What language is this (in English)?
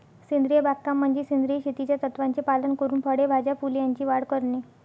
Marathi